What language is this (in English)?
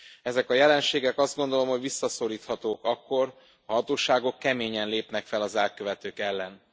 Hungarian